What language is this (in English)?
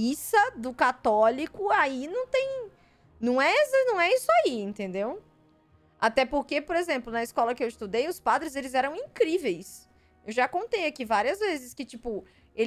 Portuguese